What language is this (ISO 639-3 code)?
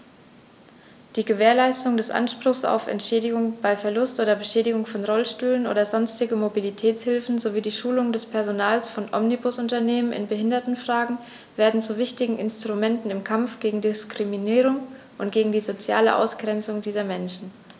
deu